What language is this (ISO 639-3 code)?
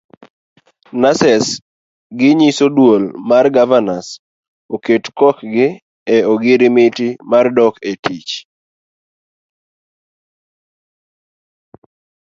luo